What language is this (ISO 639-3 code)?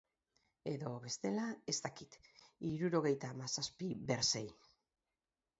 eus